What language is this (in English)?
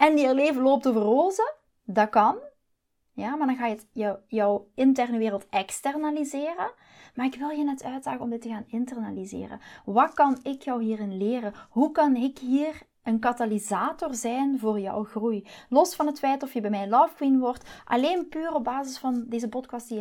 Dutch